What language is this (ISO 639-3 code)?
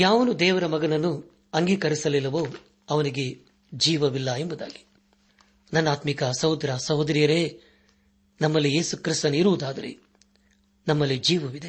kan